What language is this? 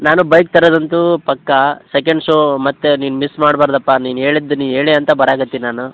Kannada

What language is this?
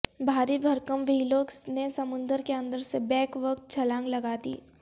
Urdu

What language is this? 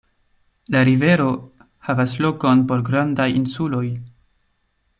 Esperanto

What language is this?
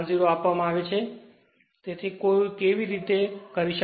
Gujarati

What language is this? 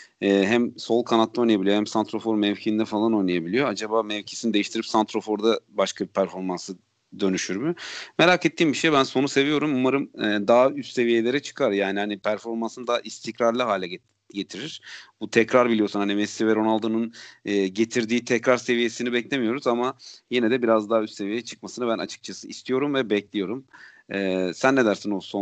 Turkish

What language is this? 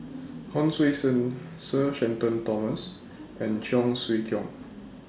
English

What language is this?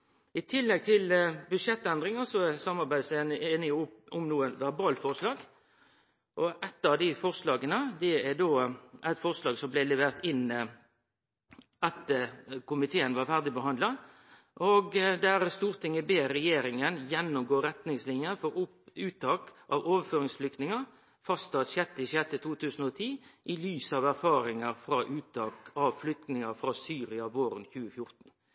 Norwegian Nynorsk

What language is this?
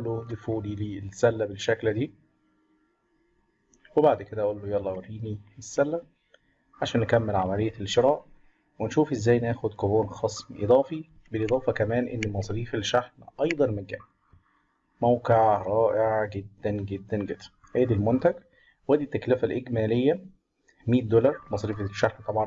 Arabic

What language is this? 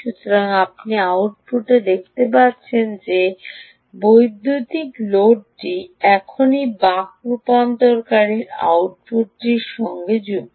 Bangla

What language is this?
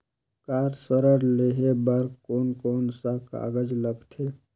Chhattisgarhi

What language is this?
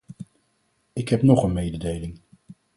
Dutch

